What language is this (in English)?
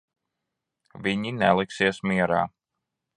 Latvian